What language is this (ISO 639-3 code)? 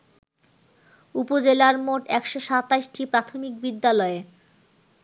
ben